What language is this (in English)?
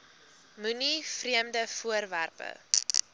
Afrikaans